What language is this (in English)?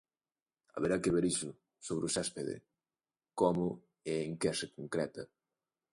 Galician